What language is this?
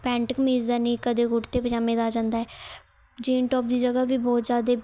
Punjabi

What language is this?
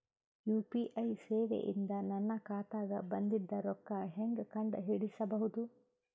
Kannada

